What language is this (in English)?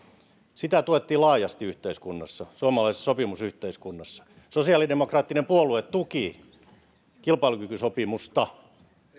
Finnish